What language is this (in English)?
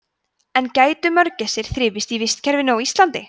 Icelandic